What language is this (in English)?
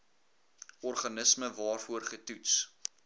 Afrikaans